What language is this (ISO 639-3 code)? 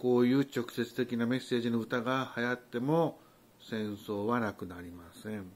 jpn